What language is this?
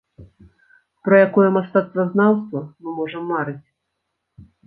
Belarusian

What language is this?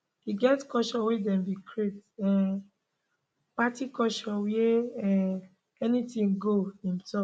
Nigerian Pidgin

